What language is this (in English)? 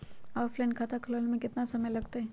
Magahi